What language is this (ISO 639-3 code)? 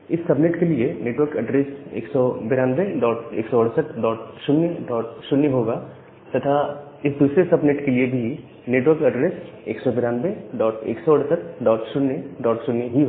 hin